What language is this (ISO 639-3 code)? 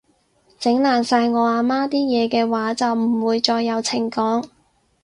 yue